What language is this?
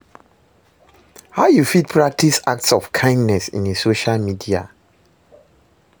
Nigerian Pidgin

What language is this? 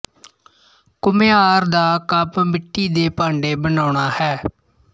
Punjabi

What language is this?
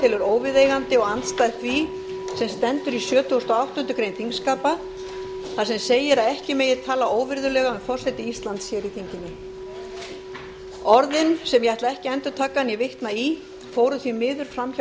Icelandic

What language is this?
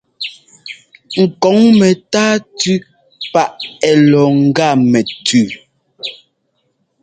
Ngomba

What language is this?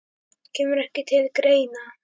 Icelandic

